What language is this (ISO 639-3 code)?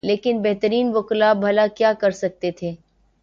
urd